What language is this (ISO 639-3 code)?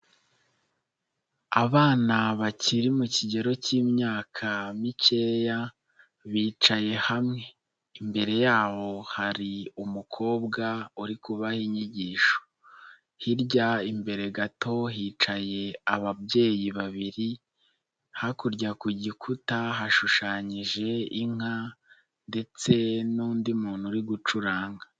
kin